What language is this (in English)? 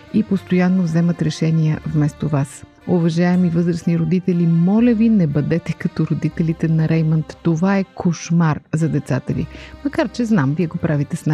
Bulgarian